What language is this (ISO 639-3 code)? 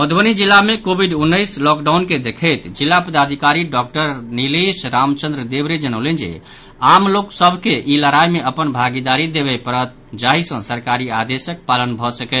mai